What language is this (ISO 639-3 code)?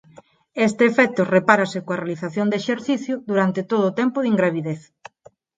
glg